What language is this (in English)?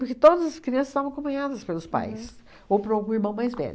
Portuguese